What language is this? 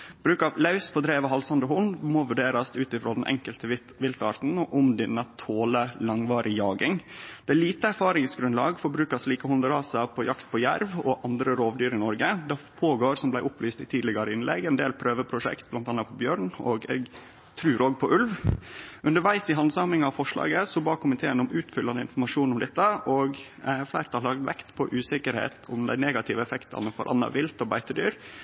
Norwegian Nynorsk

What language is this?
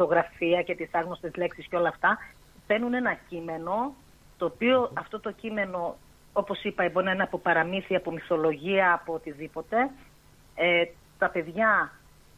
Greek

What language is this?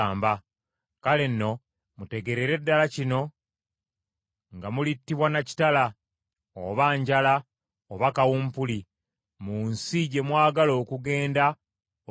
Ganda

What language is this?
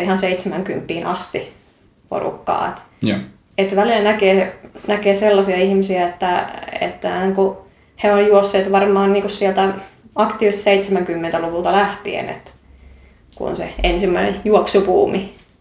Finnish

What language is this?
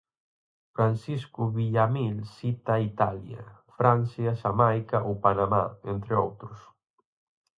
Galician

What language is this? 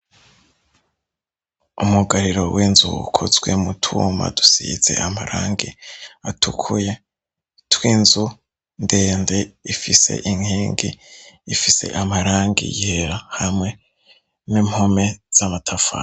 Rundi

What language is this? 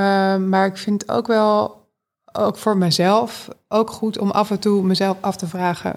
Dutch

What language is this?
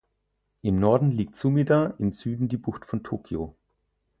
German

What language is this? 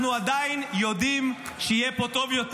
Hebrew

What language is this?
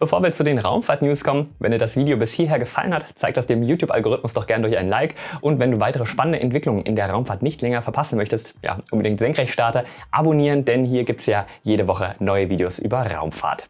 German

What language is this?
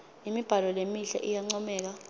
Swati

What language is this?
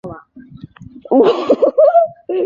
Chinese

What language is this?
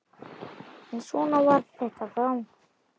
Icelandic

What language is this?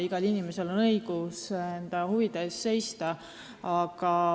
Estonian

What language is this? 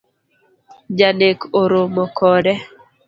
Luo (Kenya and Tanzania)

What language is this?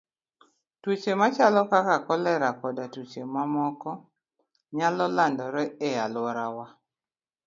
Luo (Kenya and Tanzania)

